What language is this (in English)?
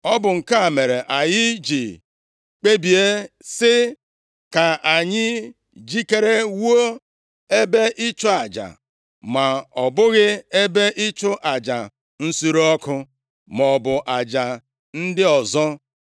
Igbo